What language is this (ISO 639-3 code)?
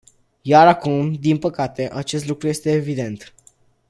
ron